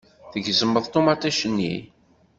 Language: Kabyle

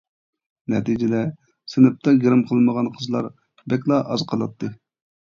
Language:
Uyghur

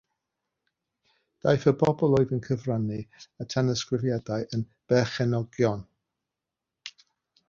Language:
Welsh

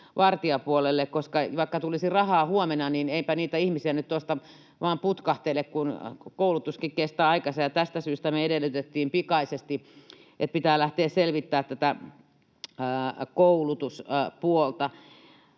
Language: Finnish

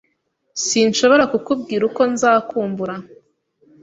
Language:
Kinyarwanda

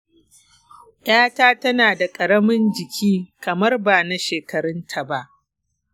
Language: Hausa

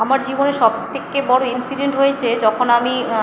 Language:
Bangla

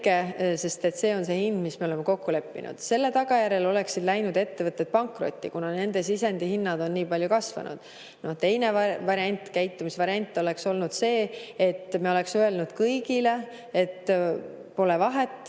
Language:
Estonian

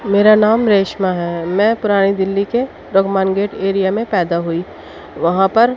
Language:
Urdu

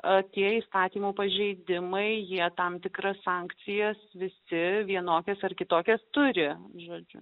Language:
Lithuanian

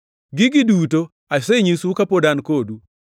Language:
Luo (Kenya and Tanzania)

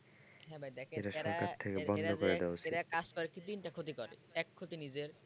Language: Bangla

